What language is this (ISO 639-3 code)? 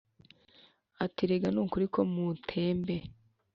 kin